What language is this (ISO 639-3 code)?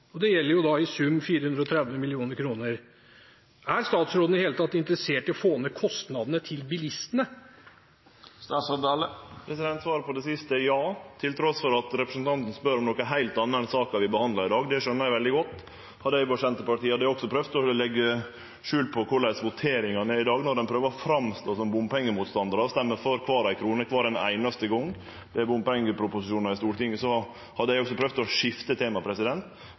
nor